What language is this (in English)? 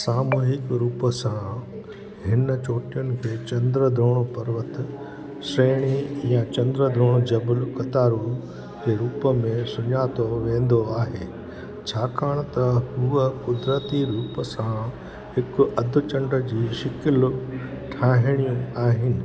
Sindhi